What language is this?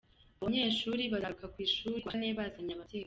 Kinyarwanda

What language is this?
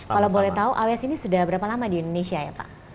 Indonesian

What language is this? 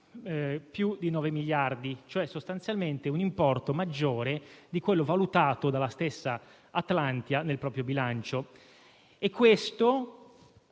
Italian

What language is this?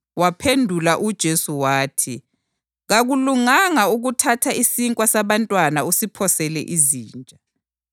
North Ndebele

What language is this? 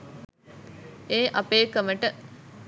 Sinhala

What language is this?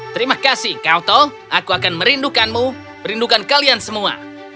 Indonesian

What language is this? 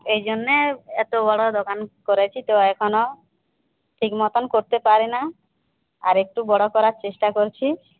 Bangla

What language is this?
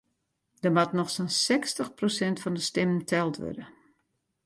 Western Frisian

